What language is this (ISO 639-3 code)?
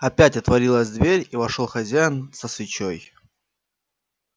rus